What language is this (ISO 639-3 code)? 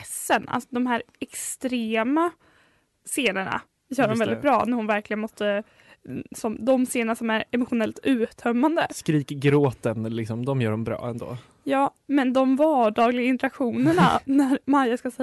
swe